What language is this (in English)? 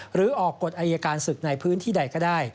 Thai